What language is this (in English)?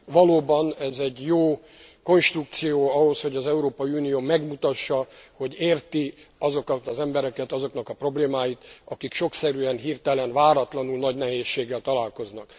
Hungarian